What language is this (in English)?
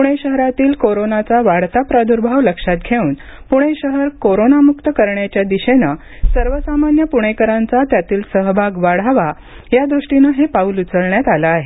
Marathi